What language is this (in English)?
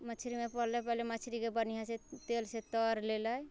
Maithili